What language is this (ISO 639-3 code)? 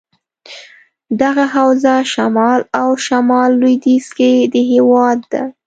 pus